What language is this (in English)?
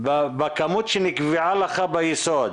Hebrew